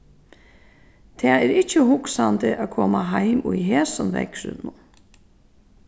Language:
Faroese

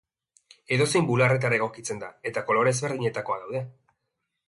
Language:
Basque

